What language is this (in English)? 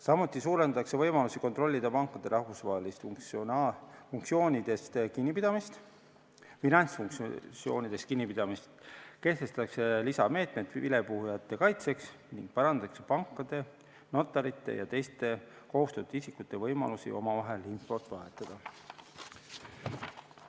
Estonian